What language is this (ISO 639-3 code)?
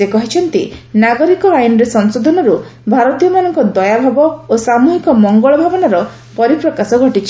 ori